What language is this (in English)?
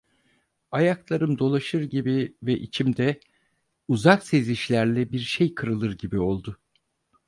Turkish